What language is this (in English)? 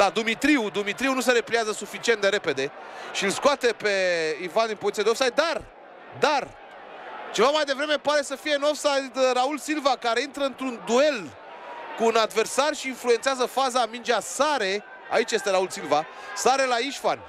Romanian